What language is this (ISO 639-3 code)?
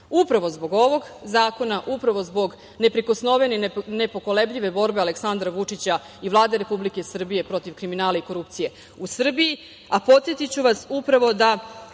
srp